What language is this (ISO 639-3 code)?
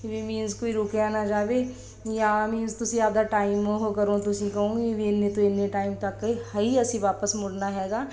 pan